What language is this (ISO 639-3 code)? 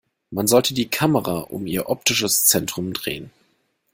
deu